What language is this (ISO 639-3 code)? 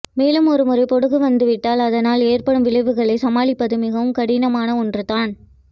tam